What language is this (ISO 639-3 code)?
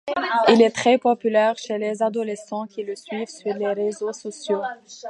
fra